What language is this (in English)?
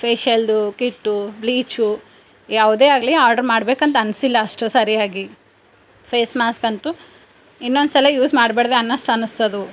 Kannada